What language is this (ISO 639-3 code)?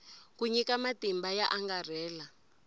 tso